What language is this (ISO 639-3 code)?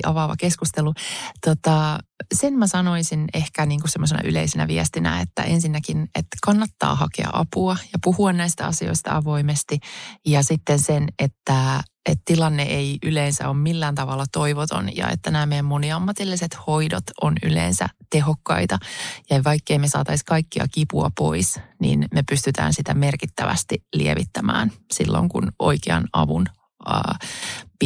fin